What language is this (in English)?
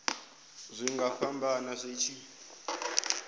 Venda